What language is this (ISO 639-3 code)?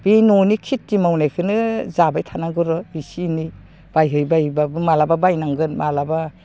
brx